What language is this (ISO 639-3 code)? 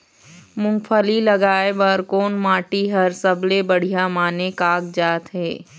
hne